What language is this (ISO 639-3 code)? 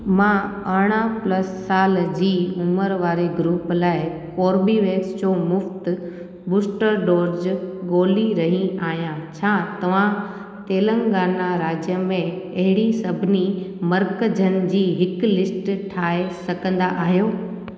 snd